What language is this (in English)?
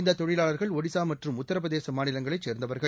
Tamil